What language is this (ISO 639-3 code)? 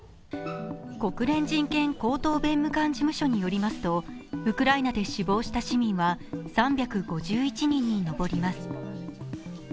jpn